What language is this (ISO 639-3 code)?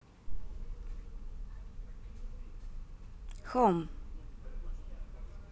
rus